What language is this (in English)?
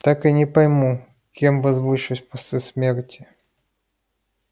Russian